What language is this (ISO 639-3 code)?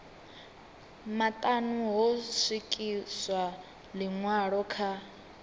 ven